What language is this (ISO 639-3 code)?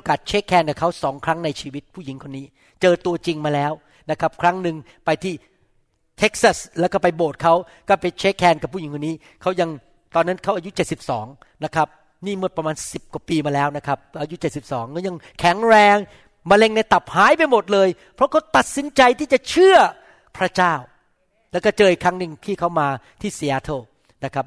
tha